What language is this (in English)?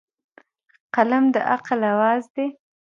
Pashto